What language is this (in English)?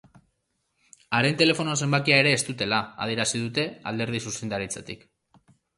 Basque